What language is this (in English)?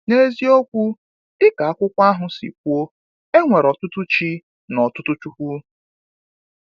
Igbo